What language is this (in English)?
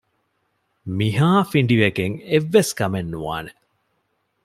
Divehi